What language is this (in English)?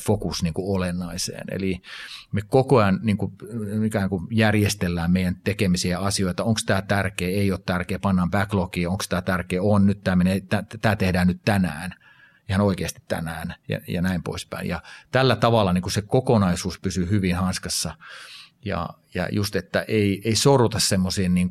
Finnish